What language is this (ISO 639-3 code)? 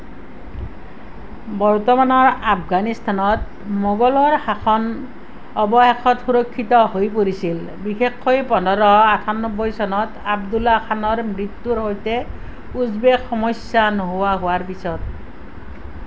asm